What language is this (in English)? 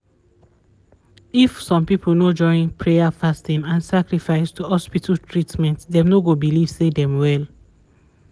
Nigerian Pidgin